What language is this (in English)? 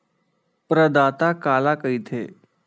Chhattisgarhi